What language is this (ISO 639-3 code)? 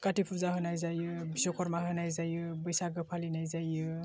brx